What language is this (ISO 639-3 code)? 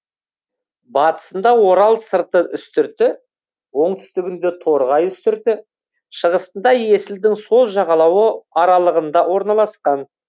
kaz